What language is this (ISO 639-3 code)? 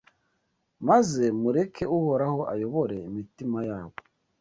kin